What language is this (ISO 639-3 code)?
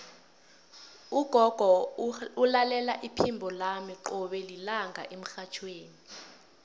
nbl